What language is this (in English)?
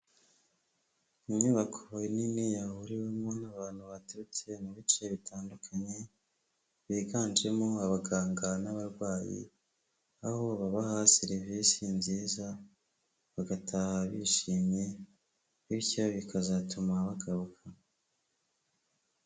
Kinyarwanda